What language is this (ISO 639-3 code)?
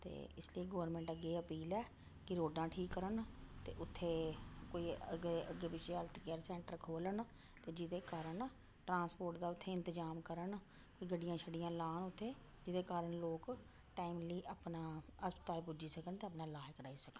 doi